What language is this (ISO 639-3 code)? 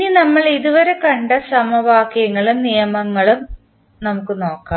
mal